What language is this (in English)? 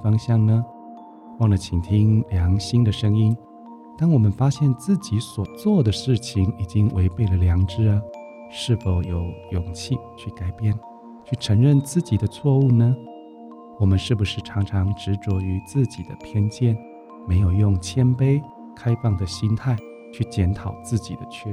Chinese